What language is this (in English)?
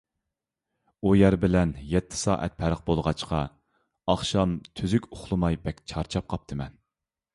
Uyghur